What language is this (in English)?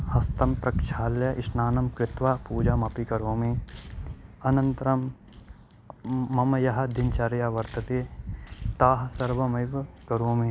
Sanskrit